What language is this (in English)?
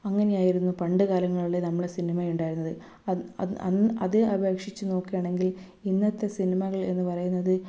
Malayalam